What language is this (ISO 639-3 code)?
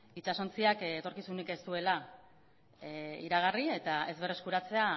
eus